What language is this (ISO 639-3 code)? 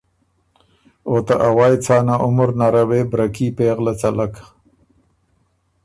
oru